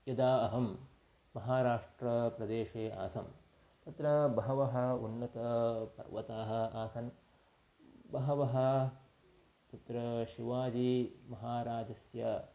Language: Sanskrit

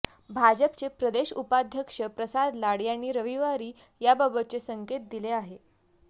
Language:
Marathi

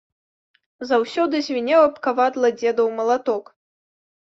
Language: Belarusian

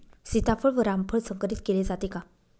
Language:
Marathi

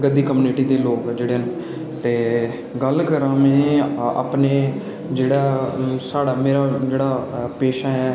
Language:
Dogri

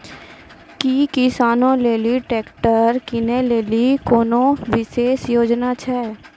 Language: Maithili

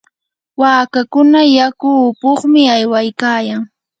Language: Yanahuanca Pasco Quechua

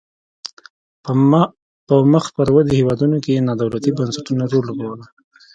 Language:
Pashto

